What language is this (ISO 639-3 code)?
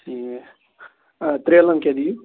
kas